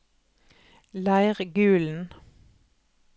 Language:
Norwegian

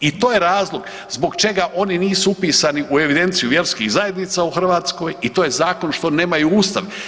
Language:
Croatian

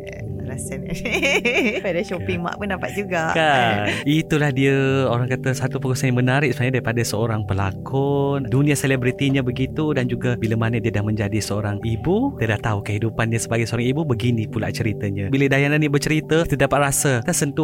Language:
Malay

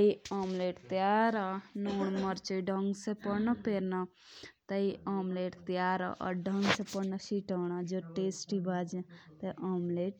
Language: Jaunsari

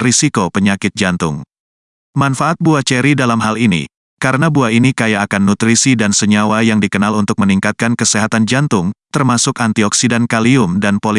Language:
Indonesian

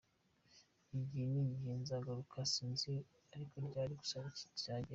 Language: Kinyarwanda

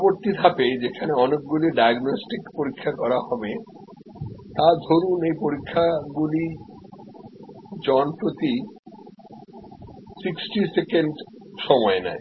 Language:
Bangla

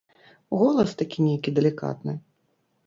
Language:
Belarusian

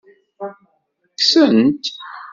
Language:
Kabyle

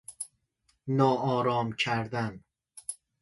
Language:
Persian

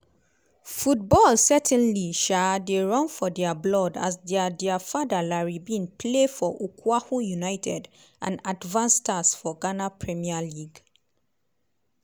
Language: Nigerian Pidgin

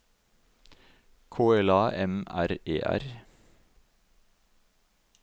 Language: Norwegian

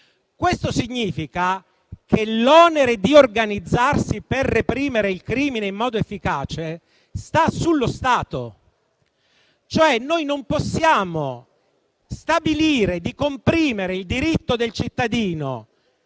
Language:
Italian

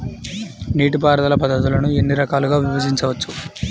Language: Telugu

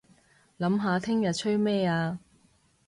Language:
Cantonese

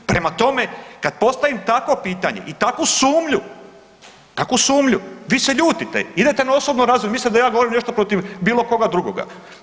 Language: Croatian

